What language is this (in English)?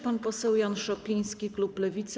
Polish